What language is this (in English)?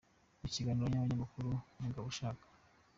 Kinyarwanda